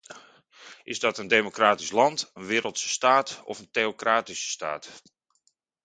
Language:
Dutch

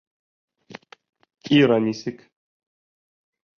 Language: Bashkir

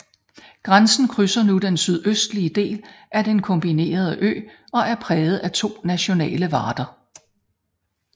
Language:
Danish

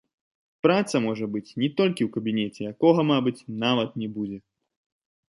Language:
Belarusian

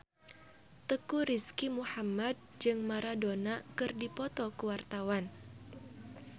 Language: Sundanese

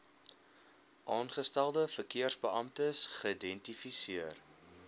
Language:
Afrikaans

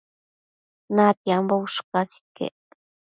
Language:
Matsés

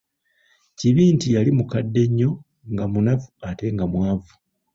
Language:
Ganda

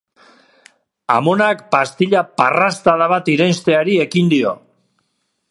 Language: Basque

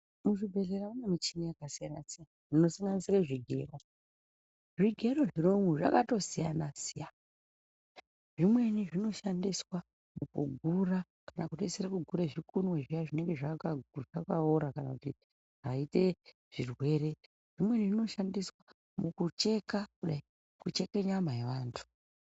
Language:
Ndau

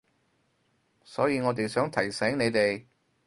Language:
Cantonese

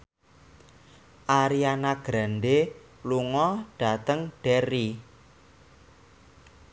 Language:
Javanese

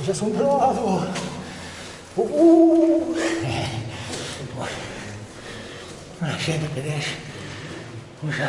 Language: Portuguese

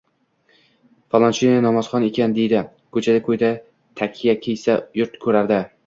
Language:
Uzbek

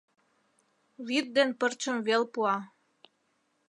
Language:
Mari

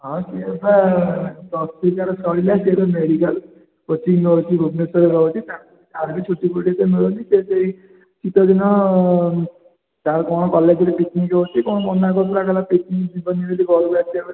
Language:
Odia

